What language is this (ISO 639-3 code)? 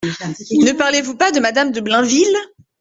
fra